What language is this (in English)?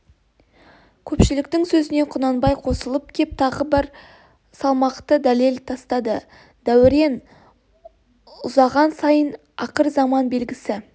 Kazakh